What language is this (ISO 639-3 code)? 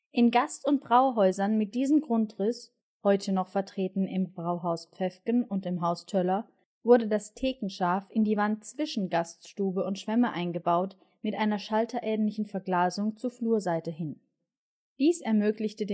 deu